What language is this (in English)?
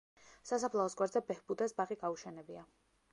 Georgian